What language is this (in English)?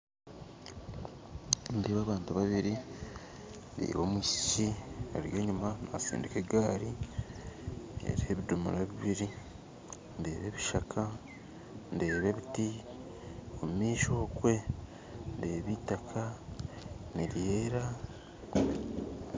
Nyankole